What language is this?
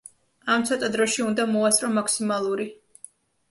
Georgian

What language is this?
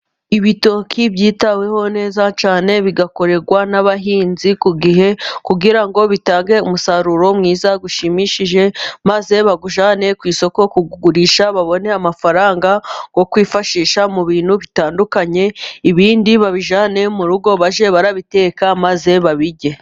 Kinyarwanda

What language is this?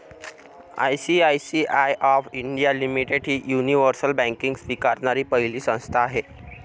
Marathi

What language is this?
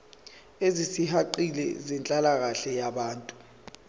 Zulu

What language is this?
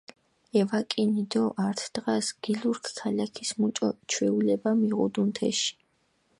Mingrelian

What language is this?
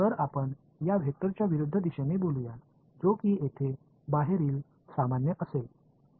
Marathi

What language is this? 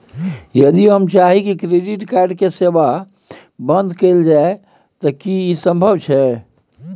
Maithili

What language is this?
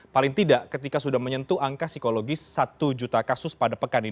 Indonesian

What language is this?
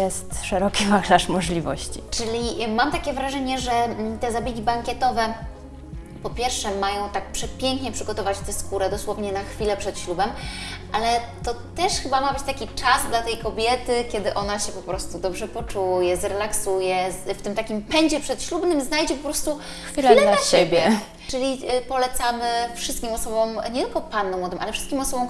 Polish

